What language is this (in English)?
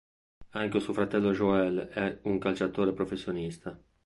Italian